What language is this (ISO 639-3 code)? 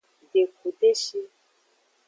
ajg